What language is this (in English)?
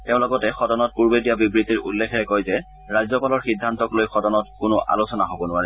Assamese